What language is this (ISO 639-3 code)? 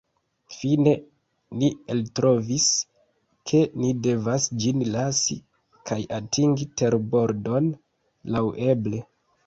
epo